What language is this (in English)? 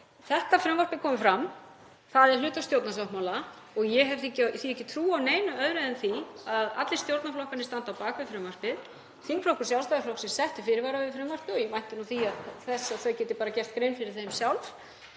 Icelandic